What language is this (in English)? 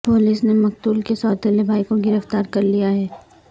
Urdu